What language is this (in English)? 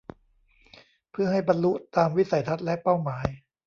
Thai